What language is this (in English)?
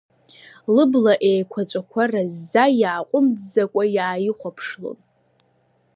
Abkhazian